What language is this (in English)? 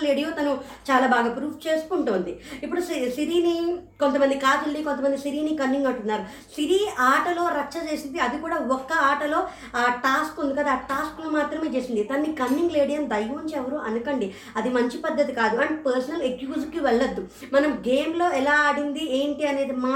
Telugu